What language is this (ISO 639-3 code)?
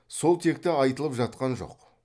kaz